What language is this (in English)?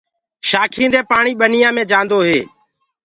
Gurgula